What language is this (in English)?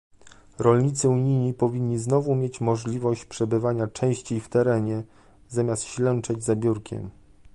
Polish